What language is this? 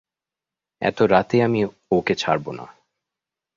Bangla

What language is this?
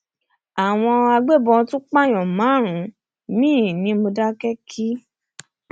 Yoruba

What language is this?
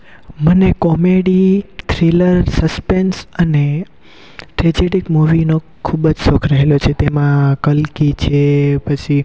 Gujarati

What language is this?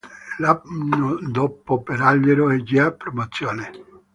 Italian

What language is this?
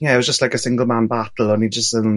Welsh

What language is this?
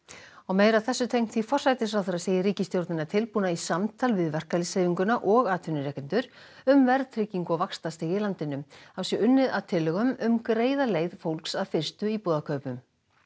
Icelandic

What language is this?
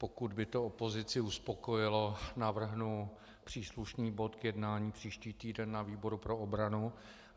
Czech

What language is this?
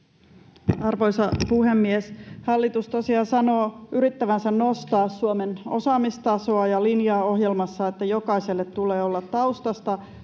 Finnish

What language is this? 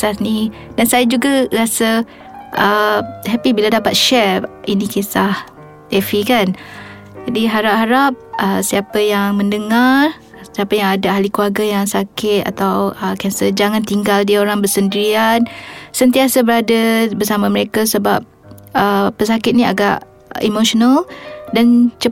Malay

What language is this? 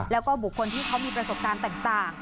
Thai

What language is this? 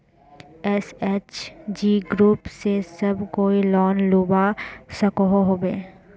Magahi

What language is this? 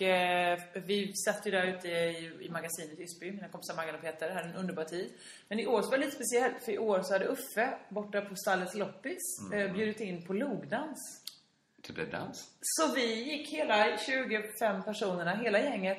Swedish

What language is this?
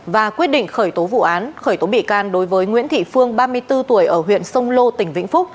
Vietnamese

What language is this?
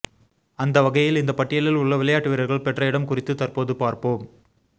Tamil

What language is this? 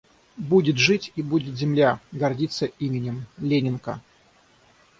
Russian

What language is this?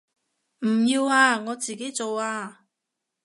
Cantonese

